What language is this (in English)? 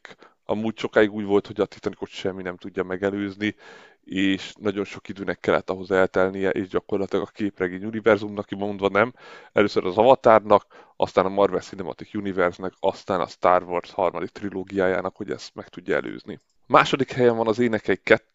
Hungarian